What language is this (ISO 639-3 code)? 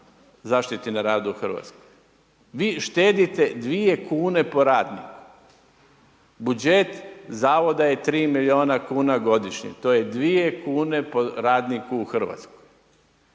hrv